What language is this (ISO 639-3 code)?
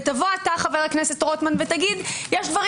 heb